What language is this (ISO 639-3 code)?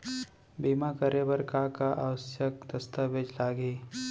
hne